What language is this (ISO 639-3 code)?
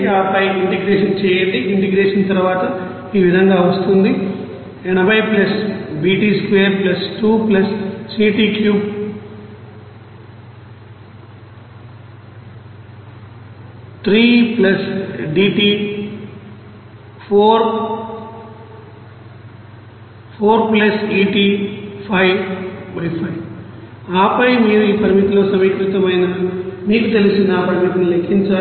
tel